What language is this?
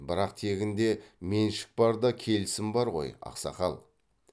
Kazakh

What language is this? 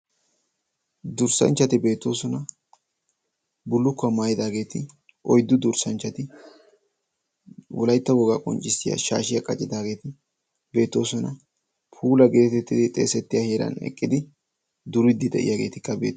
Wolaytta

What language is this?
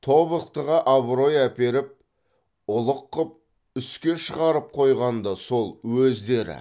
Kazakh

